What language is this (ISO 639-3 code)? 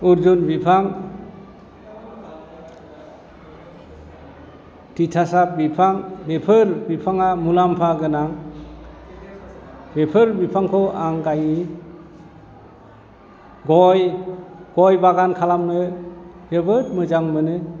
brx